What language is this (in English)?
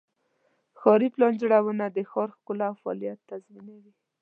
Pashto